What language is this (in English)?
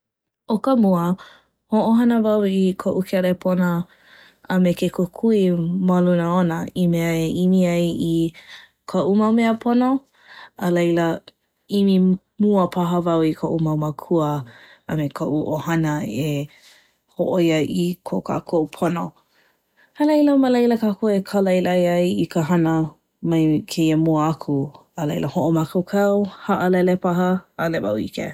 Hawaiian